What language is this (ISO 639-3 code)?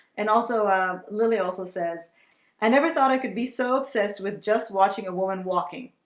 eng